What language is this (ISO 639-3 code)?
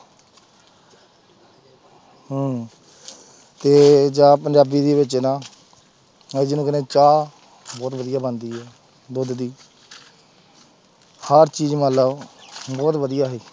pan